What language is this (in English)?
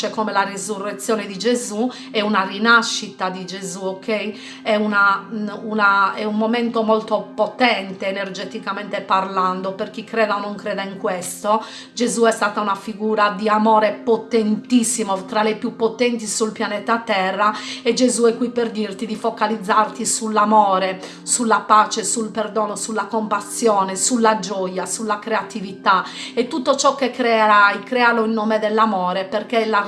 Italian